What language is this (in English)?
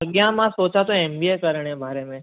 Sindhi